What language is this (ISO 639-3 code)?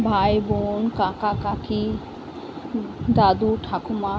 ben